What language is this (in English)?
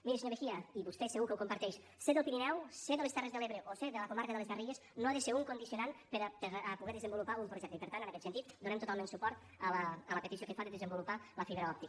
Catalan